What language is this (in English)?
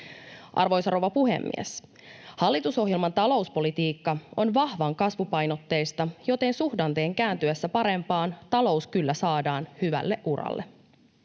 Finnish